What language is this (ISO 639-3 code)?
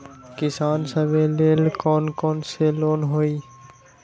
mag